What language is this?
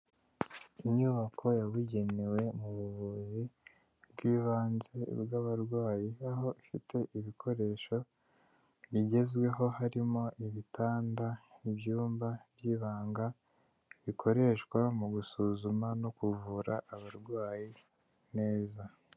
Kinyarwanda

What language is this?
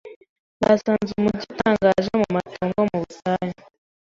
Kinyarwanda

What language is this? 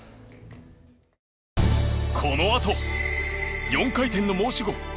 Japanese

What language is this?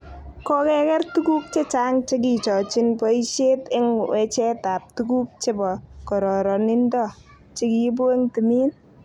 Kalenjin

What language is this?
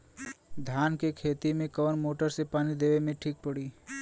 Bhojpuri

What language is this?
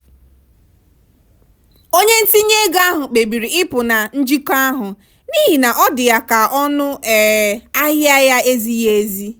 Igbo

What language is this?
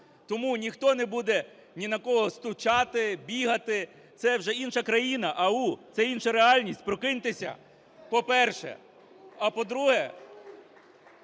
Ukrainian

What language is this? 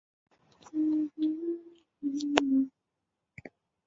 Chinese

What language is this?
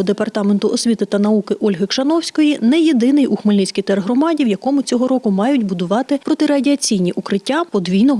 Ukrainian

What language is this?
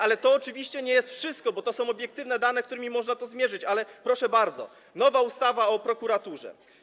Polish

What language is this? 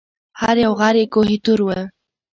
Pashto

